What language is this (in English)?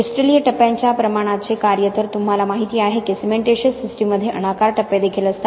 Marathi